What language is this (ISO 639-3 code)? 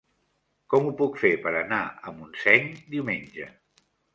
cat